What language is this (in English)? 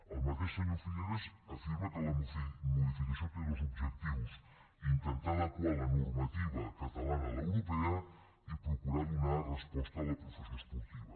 Catalan